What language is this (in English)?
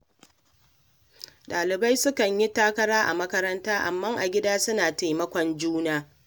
Hausa